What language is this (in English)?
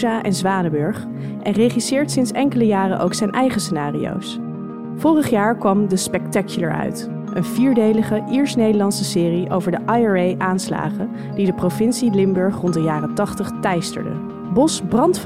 Dutch